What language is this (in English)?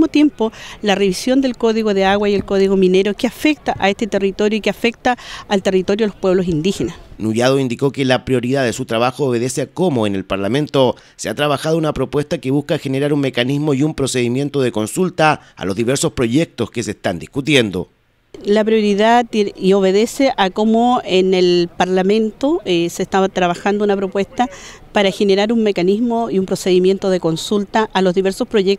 Spanish